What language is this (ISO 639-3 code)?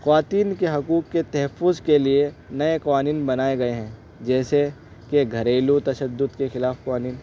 urd